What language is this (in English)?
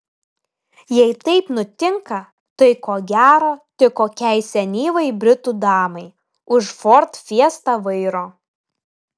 Lithuanian